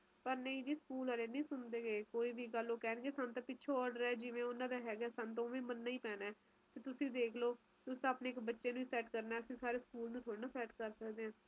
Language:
Punjabi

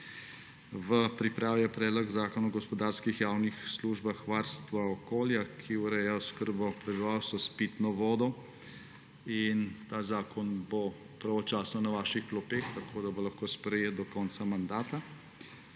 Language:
Slovenian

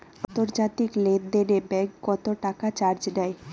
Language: Bangla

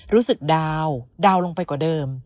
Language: Thai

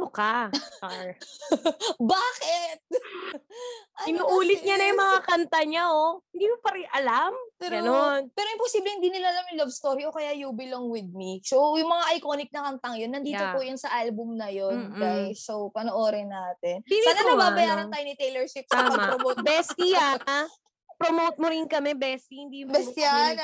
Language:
Filipino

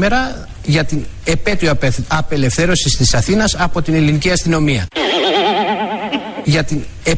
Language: Greek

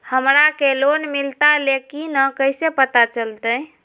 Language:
Magahi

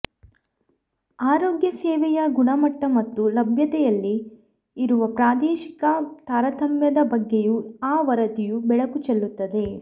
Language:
Kannada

